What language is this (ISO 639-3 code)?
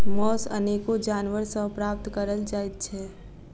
mai